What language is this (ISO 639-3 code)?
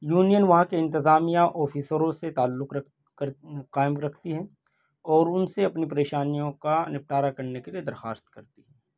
urd